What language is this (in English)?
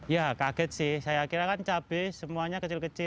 Indonesian